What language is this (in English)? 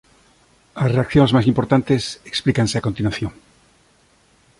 Galician